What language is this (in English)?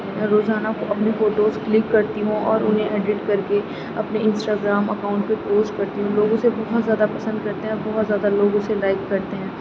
Urdu